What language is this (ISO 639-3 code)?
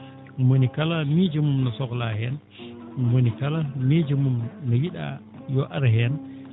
ful